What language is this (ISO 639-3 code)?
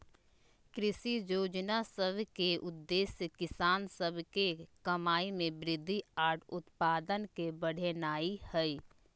mag